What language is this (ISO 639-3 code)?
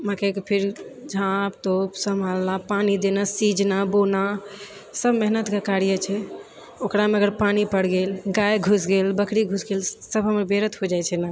mai